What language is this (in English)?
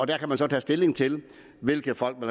Danish